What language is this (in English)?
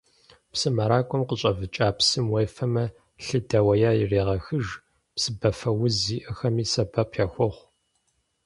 Kabardian